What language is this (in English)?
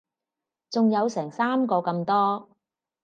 Cantonese